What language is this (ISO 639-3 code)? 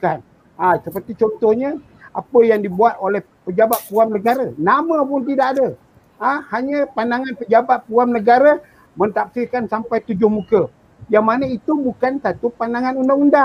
msa